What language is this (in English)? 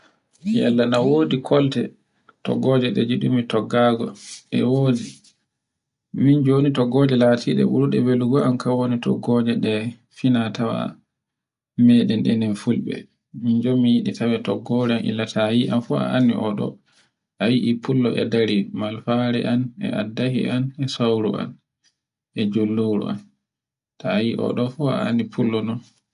Borgu Fulfulde